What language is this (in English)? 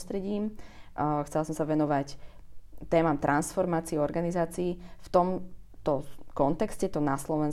Slovak